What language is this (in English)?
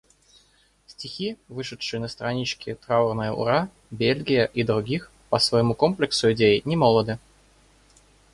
Russian